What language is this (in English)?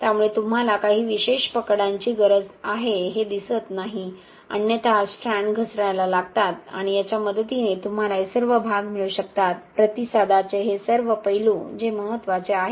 Marathi